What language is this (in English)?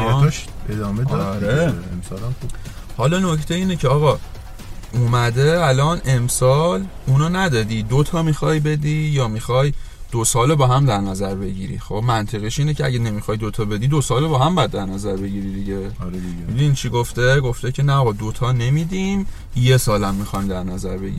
Persian